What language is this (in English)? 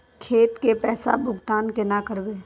Magahi